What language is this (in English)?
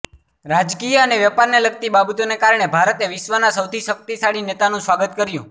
Gujarati